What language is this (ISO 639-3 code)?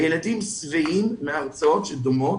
heb